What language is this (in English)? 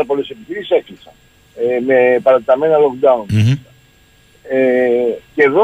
Greek